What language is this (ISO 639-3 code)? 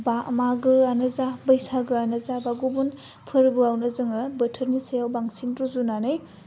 brx